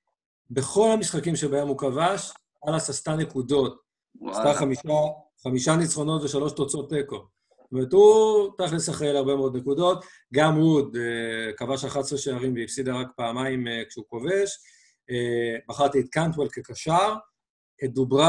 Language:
Hebrew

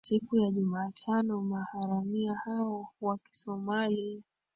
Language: Swahili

